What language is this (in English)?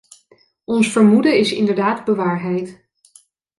Dutch